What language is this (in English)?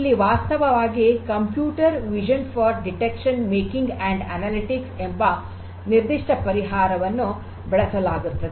Kannada